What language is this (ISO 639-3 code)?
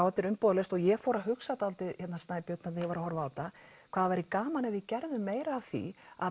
isl